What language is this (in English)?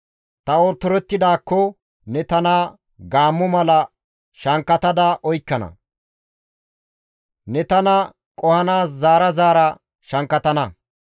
Gamo